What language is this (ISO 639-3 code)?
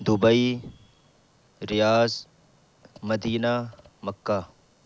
urd